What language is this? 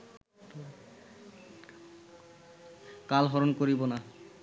Bangla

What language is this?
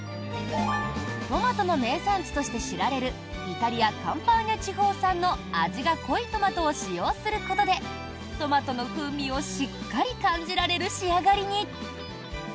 Japanese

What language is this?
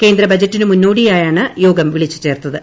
Malayalam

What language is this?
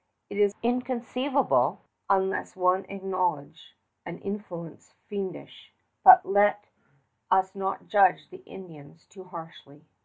English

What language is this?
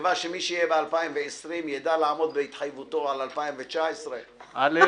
Hebrew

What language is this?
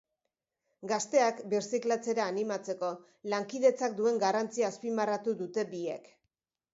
Basque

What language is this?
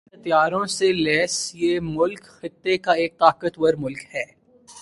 Urdu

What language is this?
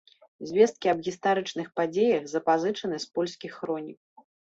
Belarusian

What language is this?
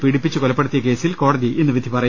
Malayalam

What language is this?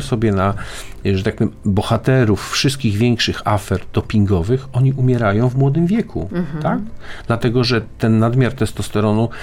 Polish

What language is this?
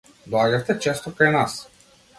Macedonian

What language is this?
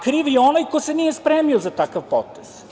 Serbian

